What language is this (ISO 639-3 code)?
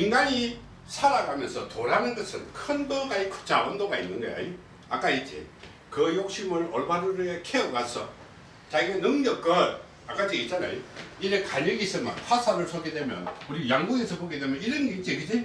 kor